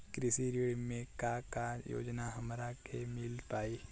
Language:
Bhojpuri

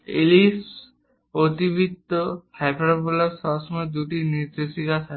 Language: Bangla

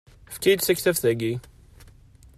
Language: Kabyle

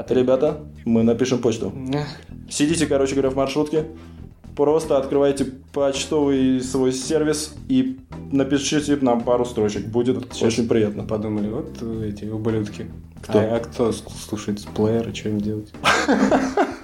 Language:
Russian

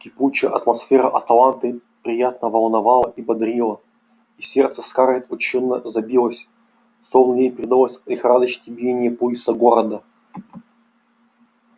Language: Russian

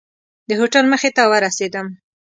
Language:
Pashto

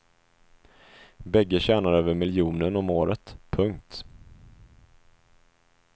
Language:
Swedish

